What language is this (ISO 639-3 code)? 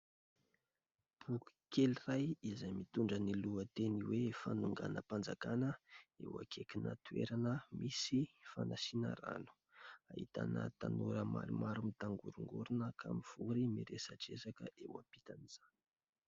mlg